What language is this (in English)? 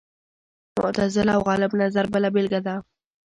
Pashto